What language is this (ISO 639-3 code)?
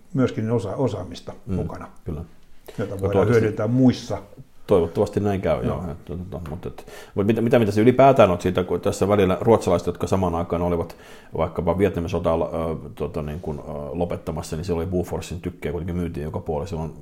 fin